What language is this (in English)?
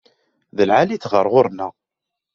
Kabyle